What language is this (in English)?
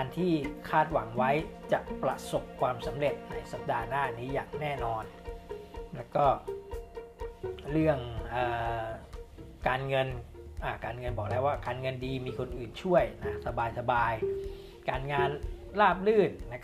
Thai